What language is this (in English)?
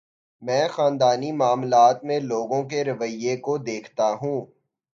Urdu